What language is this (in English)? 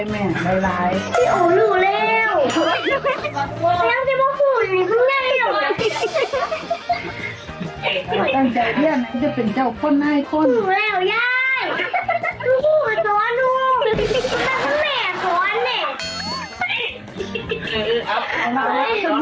Thai